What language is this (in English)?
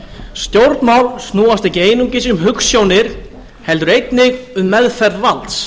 Icelandic